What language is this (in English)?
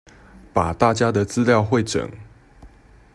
Chinese